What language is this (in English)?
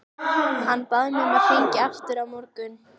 Icelandic